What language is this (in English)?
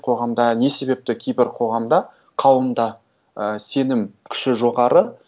Kazakh